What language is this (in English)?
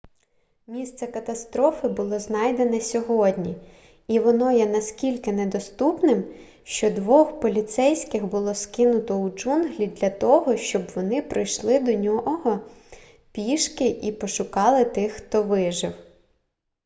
Ukrainian